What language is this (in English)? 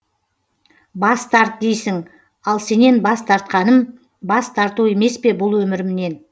Kazakh